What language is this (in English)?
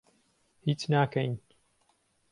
Central Kurdish